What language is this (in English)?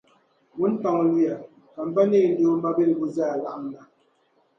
Dagbani